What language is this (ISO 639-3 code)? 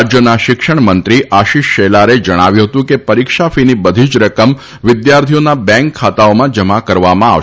guj